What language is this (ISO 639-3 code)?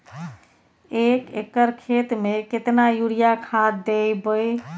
mai